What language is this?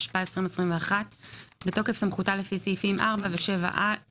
Hebrew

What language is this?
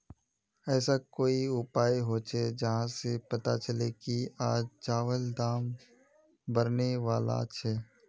Magahi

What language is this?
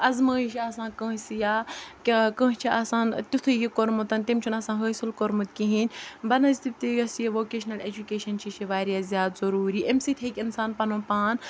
Kashmiri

